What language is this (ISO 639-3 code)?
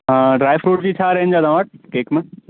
snd